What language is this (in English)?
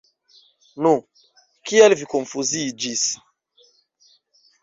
Esperanto